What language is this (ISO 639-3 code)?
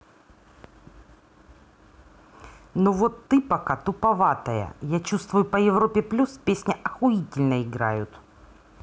rus